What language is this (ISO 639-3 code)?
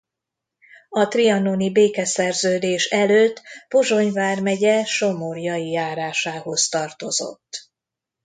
hun